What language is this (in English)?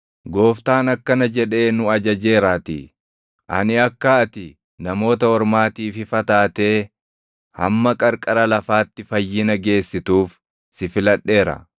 Oromo